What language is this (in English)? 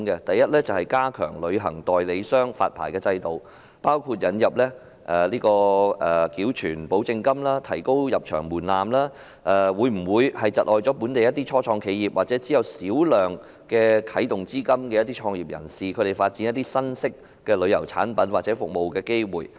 Cantonese